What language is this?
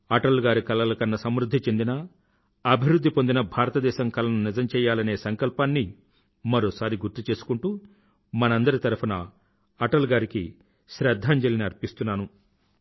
Telugu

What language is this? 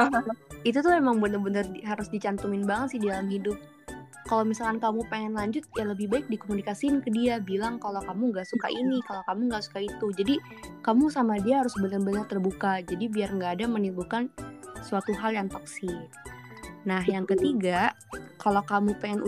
Indonesian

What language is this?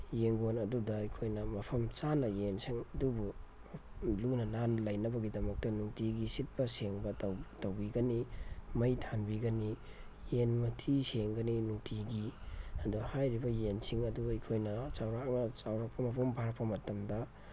Manipuri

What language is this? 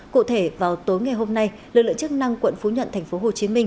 Vietnamese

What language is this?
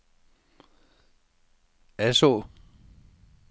Danish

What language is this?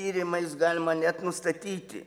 Lithuanian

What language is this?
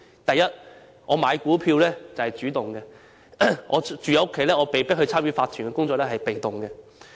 Cantonese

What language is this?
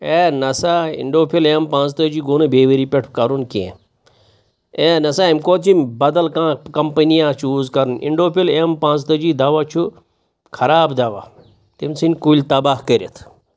Kashmiri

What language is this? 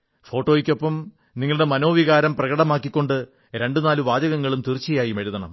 Malayalam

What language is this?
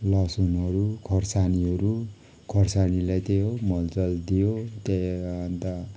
Nepali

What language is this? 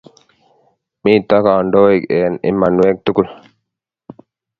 Kalenjin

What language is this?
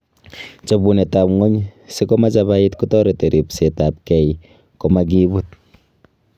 Kalenjin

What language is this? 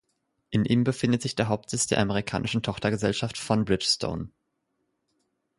German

